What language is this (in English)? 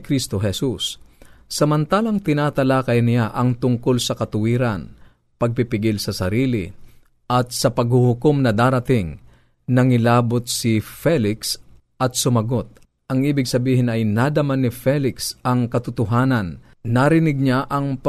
Filipino